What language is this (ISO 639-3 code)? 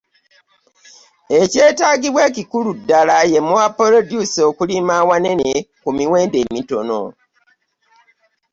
lug